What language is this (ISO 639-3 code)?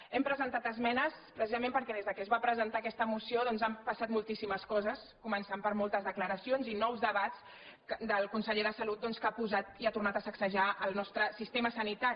cat